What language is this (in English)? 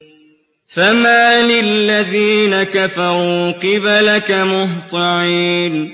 Arabic